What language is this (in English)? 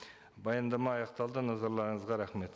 Kazakh